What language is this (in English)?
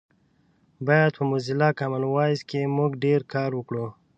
Pashto